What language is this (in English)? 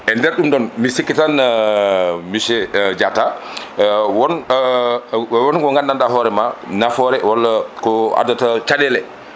Fula